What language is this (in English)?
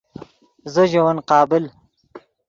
Yidgha